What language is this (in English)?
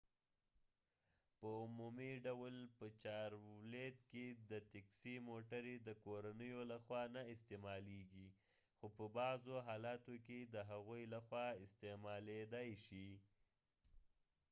Pashto